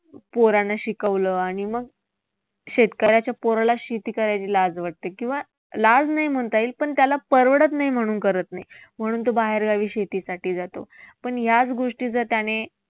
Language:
Marathi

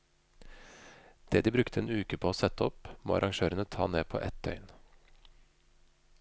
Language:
Norwegian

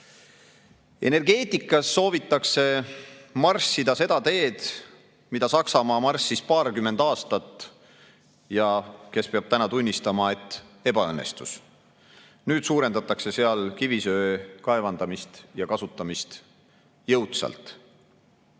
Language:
Estonian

